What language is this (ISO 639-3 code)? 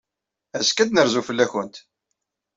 kab